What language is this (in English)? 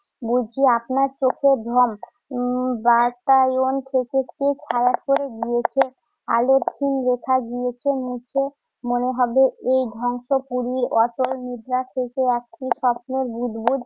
Bangla